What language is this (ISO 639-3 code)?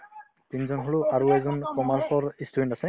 asm